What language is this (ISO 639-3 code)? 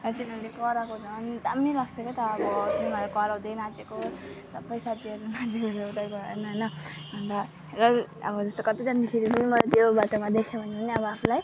nep